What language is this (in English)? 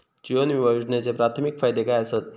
Marathi